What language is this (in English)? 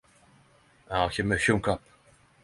Norwegian Nynorsk